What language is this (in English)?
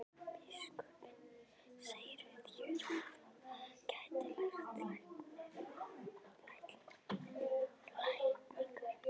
Icelandic